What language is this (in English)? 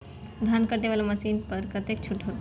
Maithili